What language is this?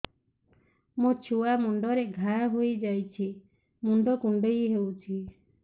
Odia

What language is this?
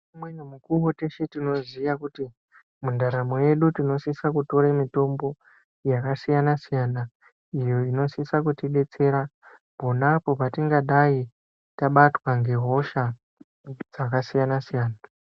Ndau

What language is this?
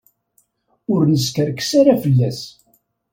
Kabyle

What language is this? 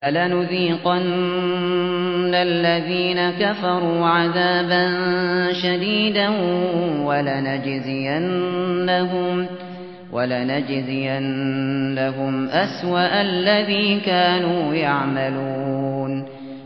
Arabic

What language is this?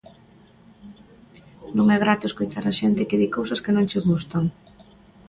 Galician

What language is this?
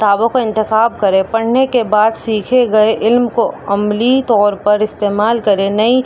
Urdu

